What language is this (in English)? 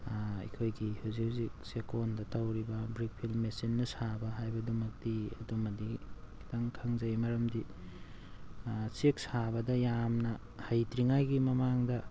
Manipuri